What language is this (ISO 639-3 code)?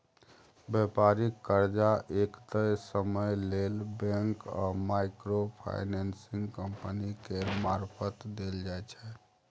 mai